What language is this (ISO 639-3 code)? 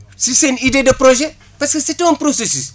wol